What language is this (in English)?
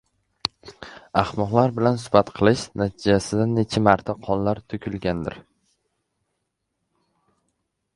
Uzbek